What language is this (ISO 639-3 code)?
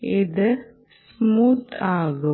mal